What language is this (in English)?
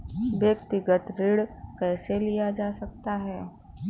Hindi